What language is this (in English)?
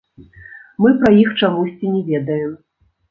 Belarusian